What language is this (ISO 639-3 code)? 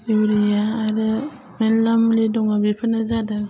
brx